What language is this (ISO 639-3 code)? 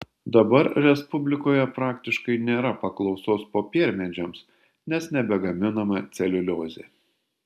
lit